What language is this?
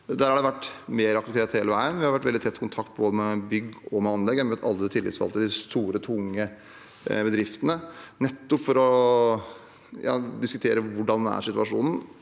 Norwegian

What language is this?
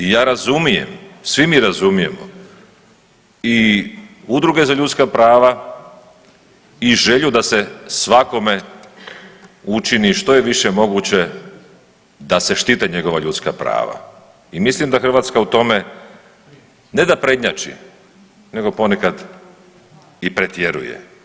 Croatian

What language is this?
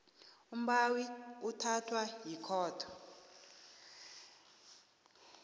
South Ndebele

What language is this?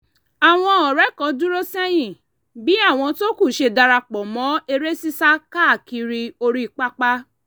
Yoruba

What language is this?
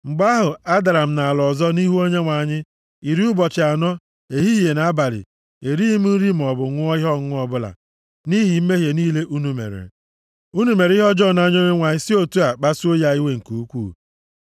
Igbo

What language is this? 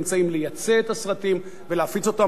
Hebrew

